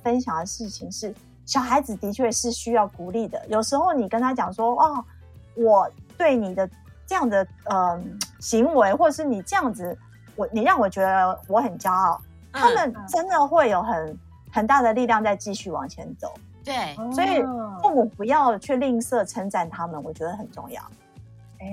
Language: Chinese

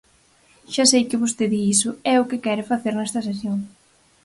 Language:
Galician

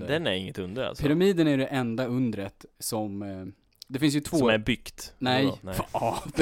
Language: Swedish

